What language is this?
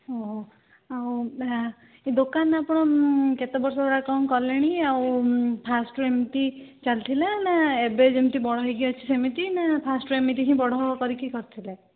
Odia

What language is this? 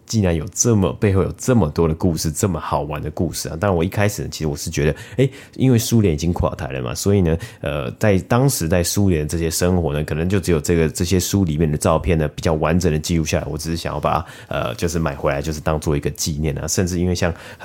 Chinese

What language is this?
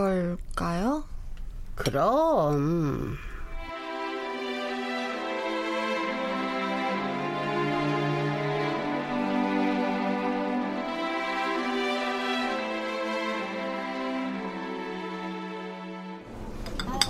Korean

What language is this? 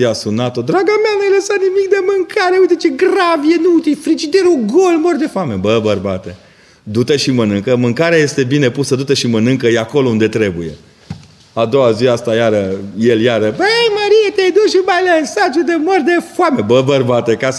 Romanian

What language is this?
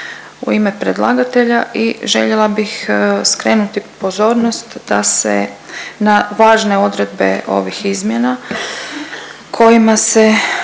Croatian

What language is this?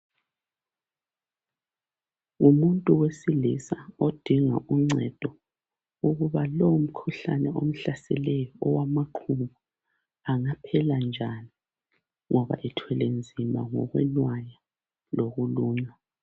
North Ndebele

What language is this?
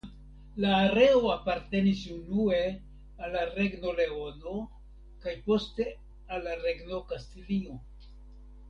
Esperanto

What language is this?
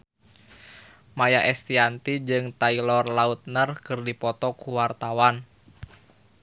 Sundanese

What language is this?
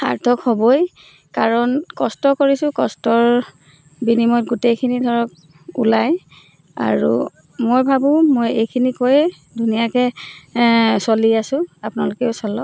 Assamese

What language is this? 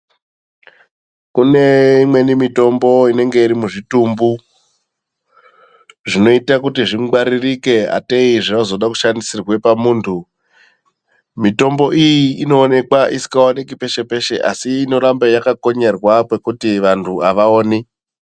Ndau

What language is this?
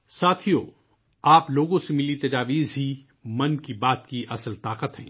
Urdu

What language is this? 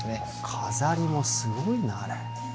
Japanese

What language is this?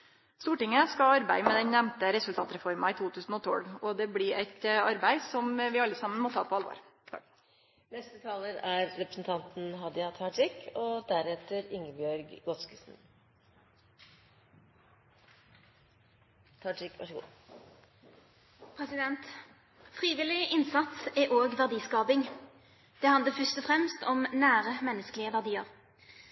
Norwegian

